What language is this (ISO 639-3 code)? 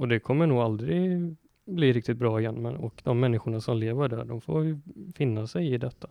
swe